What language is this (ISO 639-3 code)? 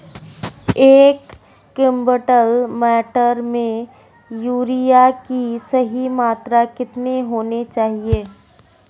hin